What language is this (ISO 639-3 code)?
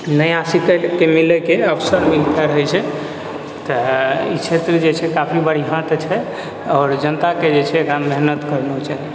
mai